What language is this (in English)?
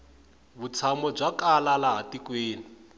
Tsonga